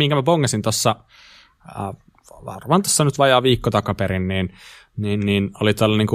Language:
Finnish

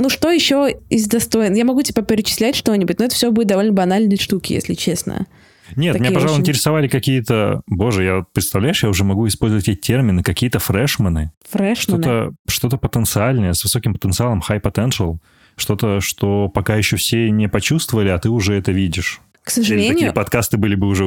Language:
Russian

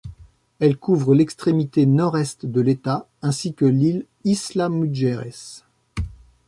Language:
French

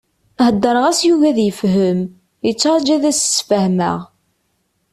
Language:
Kabyle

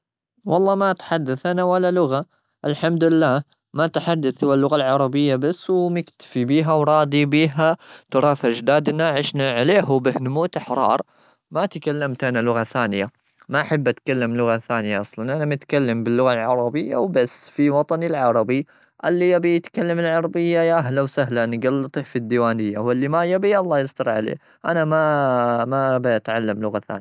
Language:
Gulf Arabic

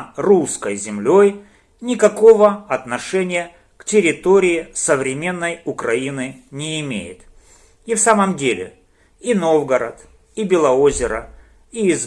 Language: Russian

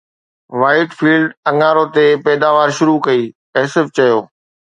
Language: Sindhi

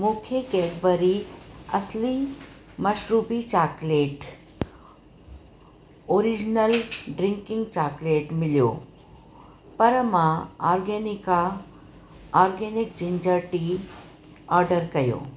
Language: Sindhi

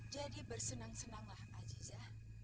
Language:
Indonesian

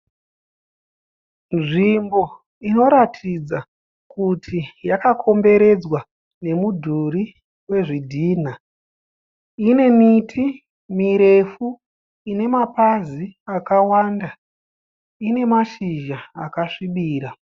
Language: Shona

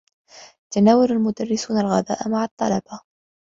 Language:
Arabic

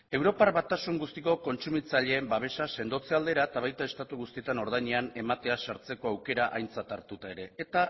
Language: Basque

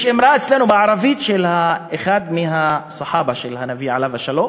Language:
Hebrew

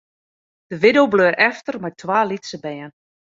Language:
Western Frisian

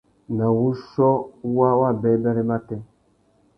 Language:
Tuki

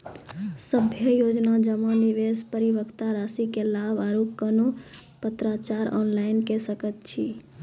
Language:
Maithili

